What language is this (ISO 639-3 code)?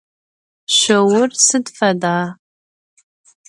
ady